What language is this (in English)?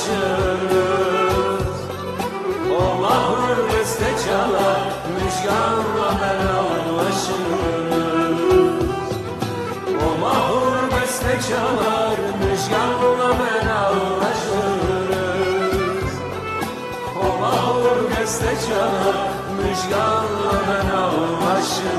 Turkish